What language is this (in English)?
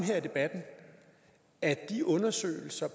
Danish